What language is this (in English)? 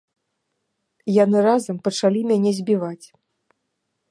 Belarusian